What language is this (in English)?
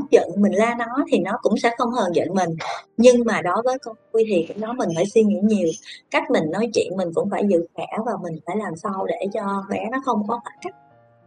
Vietnamese